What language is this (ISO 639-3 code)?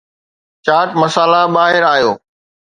snd